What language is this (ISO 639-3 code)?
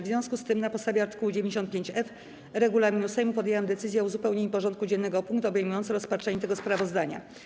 pol